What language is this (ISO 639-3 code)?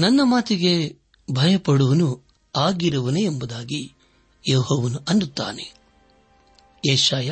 kan